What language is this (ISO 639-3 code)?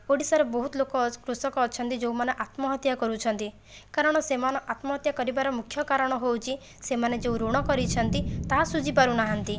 ori